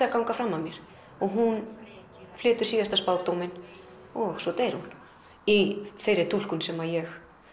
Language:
Icelandic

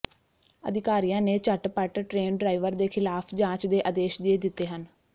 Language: Punjabi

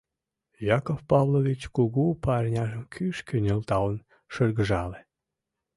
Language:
Mari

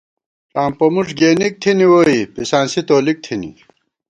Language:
Gawar-Bati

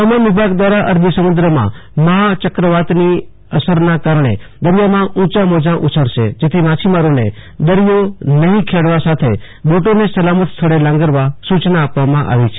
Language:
Gujarati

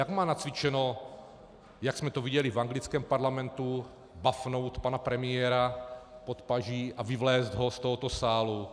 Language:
Czech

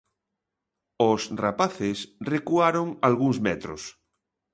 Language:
Galician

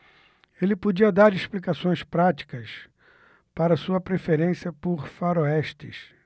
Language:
Portuguese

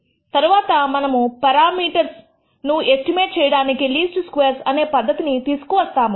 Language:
Telugu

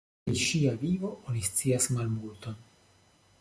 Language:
Esperanto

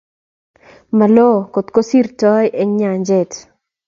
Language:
Kalenjin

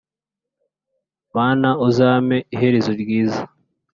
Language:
Kinyarwanda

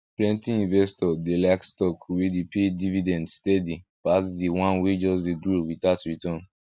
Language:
Nigerian Pidgin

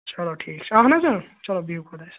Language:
Kashmiri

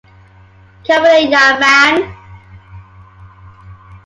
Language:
English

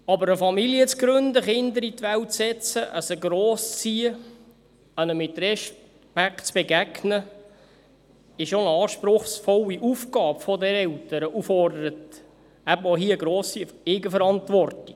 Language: Swiss German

